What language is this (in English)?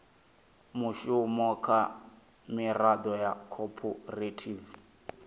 Venda